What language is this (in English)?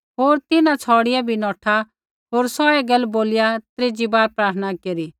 Kullu Pahari